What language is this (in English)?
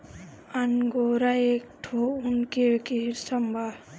Bhojpuri